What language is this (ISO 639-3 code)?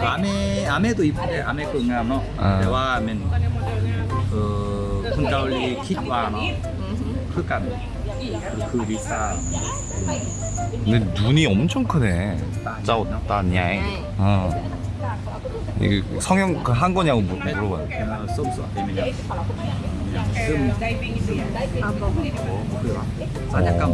kor